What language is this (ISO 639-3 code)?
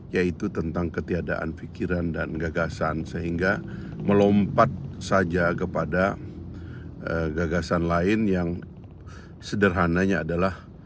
ind